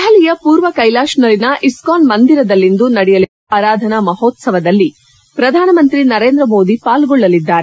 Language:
Kannada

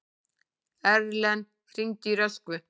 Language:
Icelandic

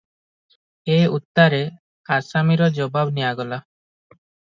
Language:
Odia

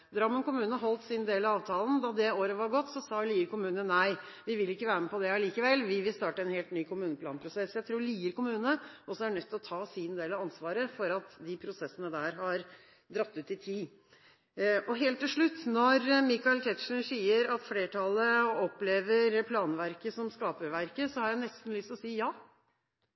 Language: Norwegian Bokmål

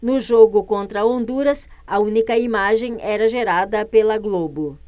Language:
Portuguese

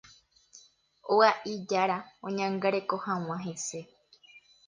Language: Guarani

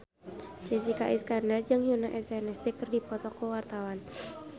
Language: Sundanese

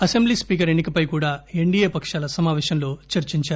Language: Telugu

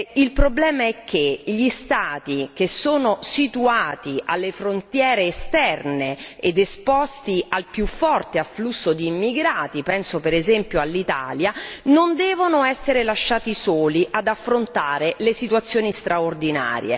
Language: Italian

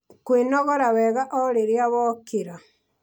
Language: Kikuyu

